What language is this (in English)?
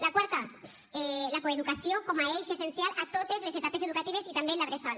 Catalan